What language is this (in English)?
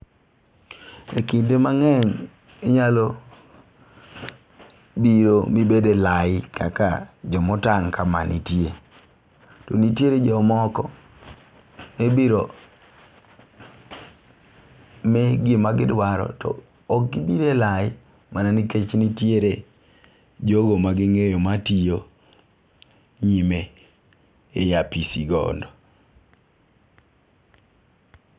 Luo (Kenya and Tanzania)